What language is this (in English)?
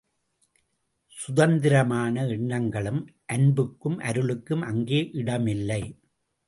Tamil